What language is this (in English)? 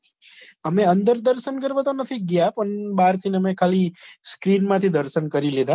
Gujarati